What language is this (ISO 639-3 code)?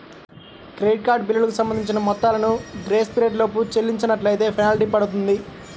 tel